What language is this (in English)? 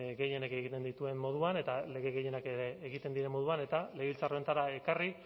Basque